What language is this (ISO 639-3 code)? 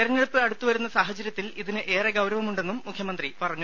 mal